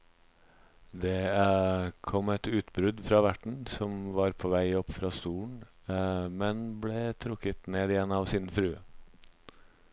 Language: Norwegian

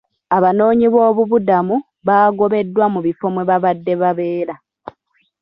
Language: Ganda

